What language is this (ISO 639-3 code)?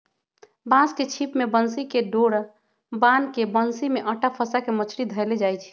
mag